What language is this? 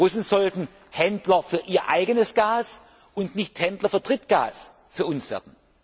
German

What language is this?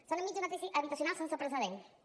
Catalan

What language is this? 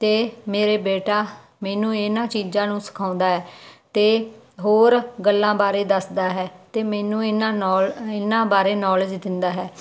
Punjabi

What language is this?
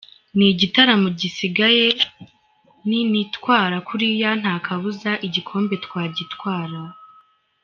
Kinyarwanda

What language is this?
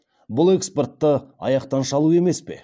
Kazakh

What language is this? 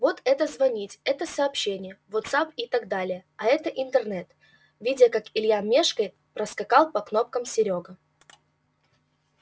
Russian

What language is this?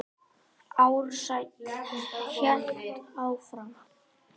Icelandic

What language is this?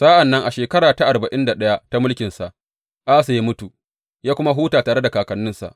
Hausa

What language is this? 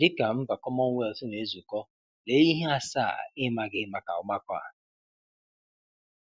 Igbo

